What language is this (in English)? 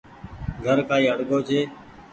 Goaria